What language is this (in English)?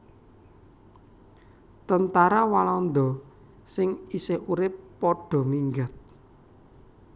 Javanese